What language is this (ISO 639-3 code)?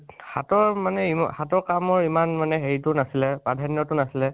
asm